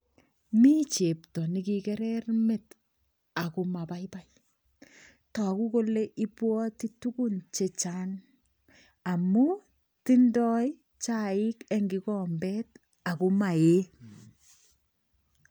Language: Kalenjin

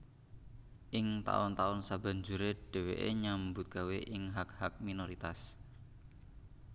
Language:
Javanese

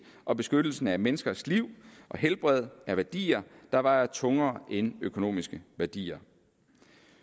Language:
Danish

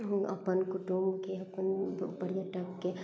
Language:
Maithili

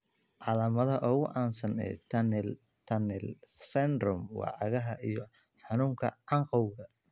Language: Somali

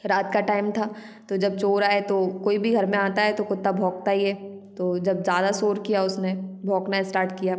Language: Hindi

